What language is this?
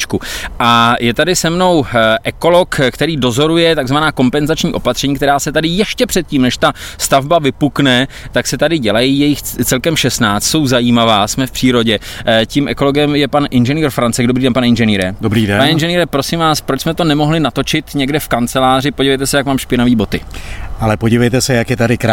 Czech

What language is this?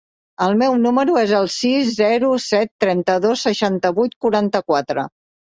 Catalan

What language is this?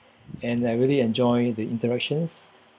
English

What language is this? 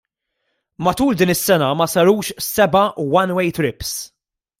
Maltese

